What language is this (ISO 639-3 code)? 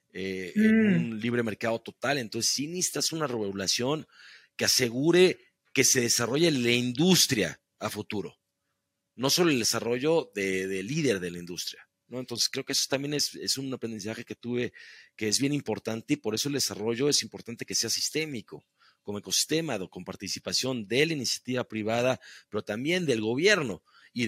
spa